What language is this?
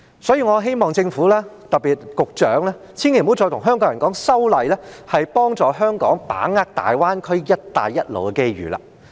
Cantonese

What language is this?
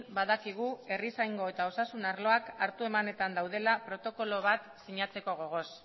Basque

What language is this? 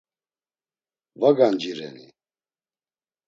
Laz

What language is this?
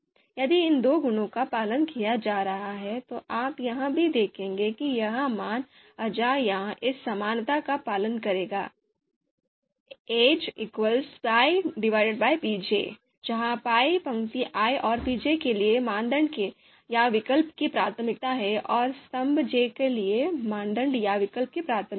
Hindi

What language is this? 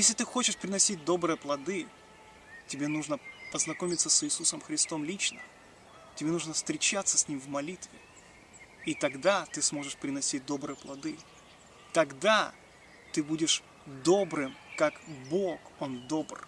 Russian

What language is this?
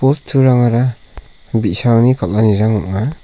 Garo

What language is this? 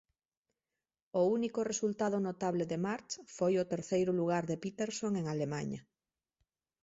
Galician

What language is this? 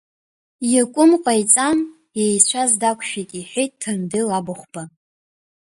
Abkhazian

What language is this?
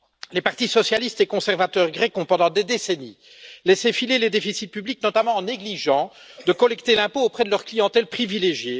French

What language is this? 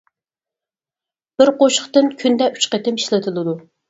Uyghur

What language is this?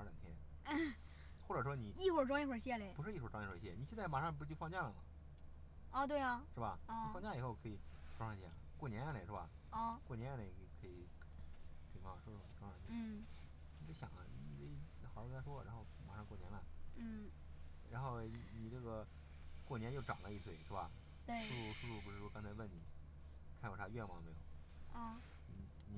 Chinese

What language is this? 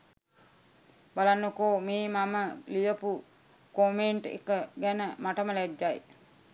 Sinhala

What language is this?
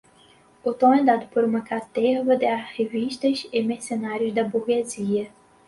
Portuguese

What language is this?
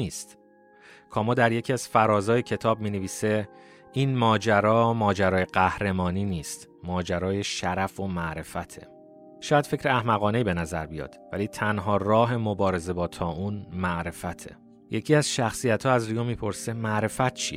Persian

